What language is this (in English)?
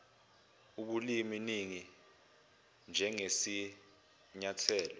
Zulu